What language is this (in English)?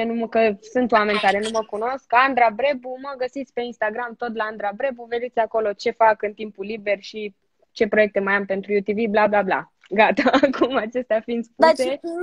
Romanian